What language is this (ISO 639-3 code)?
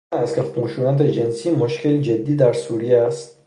fas